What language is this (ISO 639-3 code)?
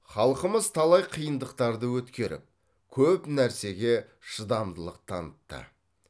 kaz